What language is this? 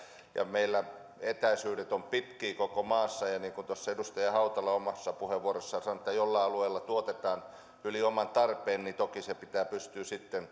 Finnish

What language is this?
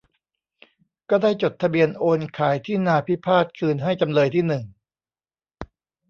Thai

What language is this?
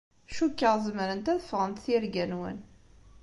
Kabyle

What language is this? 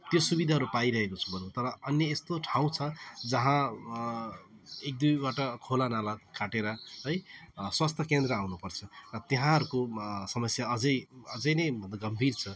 Nepali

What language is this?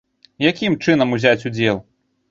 Belarusian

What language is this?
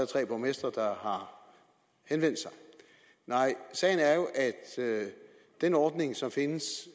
Danish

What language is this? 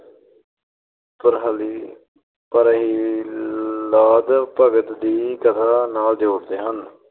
Punjabi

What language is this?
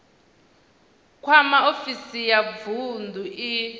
Venda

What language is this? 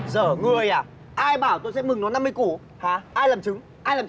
Vietnamese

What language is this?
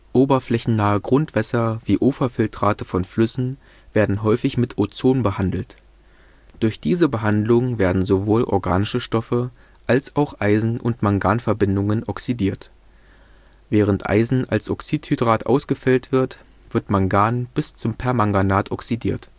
German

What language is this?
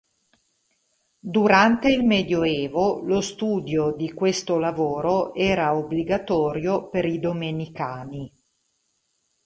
Italian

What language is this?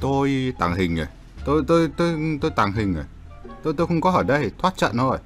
Vietnamese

